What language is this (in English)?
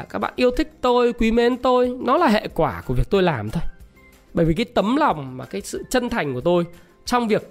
Vietnamese